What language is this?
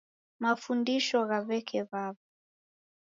Taita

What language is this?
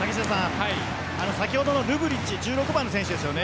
Japanese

